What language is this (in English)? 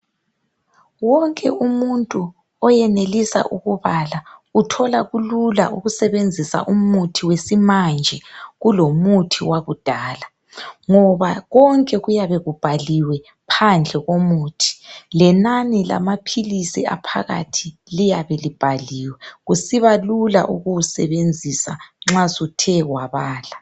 North Ndebele